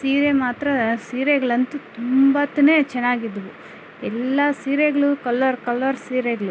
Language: Kannada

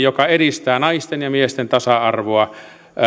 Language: Finnish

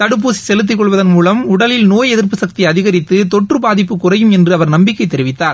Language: Tamil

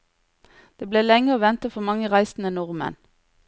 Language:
Norwegian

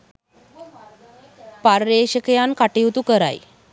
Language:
Sinhala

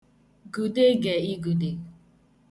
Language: Igbo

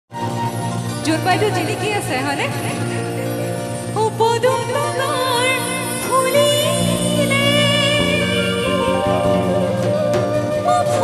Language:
Arabic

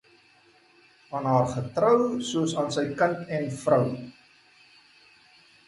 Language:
Afrikaans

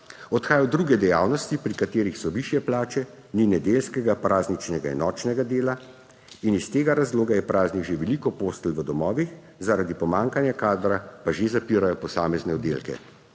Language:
Slovenian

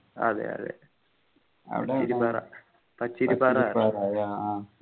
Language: Malayalam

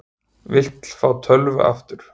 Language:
Icelandic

